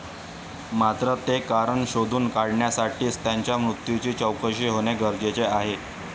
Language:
Marathi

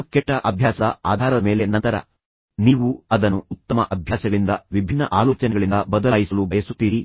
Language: Kannada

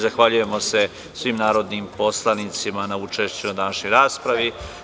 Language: Serbian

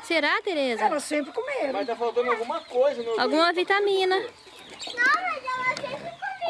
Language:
Portuguese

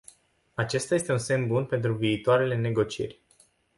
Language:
Romanian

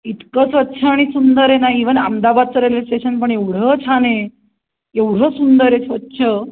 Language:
Marathi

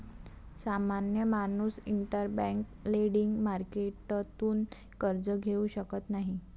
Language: Marathi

